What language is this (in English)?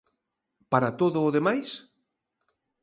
Galician